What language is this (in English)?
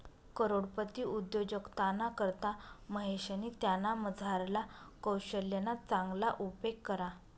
Marathi